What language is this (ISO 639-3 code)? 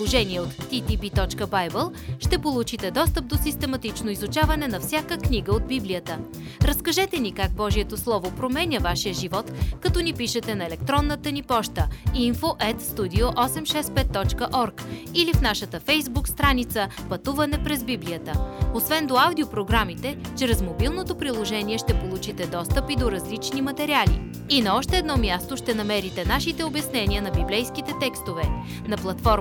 bul